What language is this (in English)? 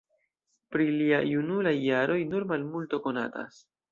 Esperanto